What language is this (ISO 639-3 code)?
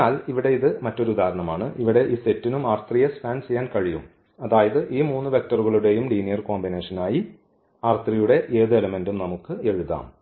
mal